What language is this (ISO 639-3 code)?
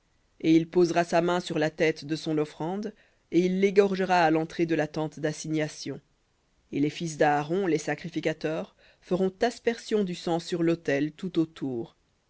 fra